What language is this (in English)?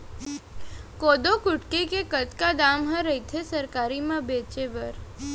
Chhattisgarhi